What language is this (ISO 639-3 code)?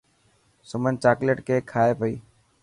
mki